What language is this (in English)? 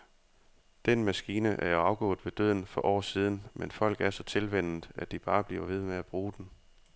Danish